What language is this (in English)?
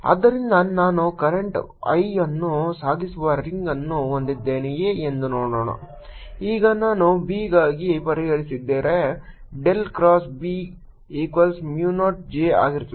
Kannada